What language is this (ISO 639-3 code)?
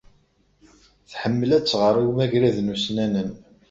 kab